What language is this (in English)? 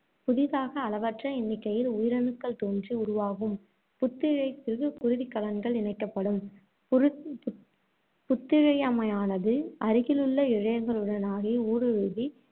Tamil